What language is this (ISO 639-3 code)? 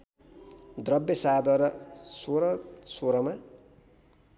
nep